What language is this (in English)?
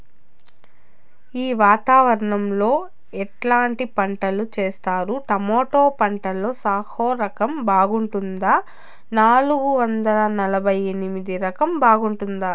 Telugu